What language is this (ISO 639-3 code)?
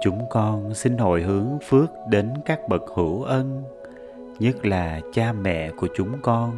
vie